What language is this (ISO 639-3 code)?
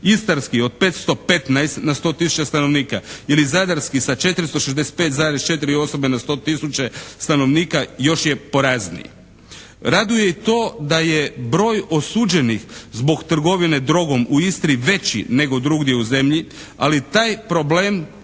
hrv